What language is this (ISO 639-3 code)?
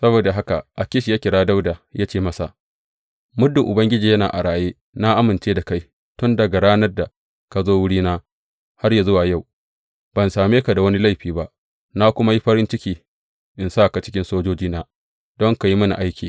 hau